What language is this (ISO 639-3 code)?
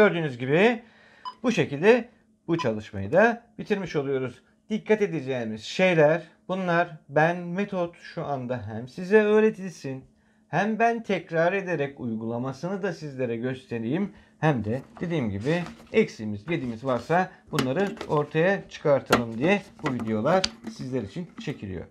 tur